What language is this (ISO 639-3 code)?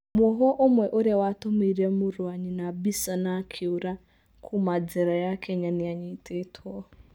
kik